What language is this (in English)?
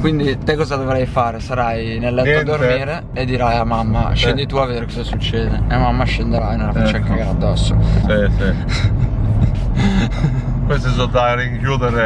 Italian